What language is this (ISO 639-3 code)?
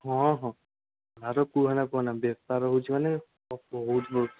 ori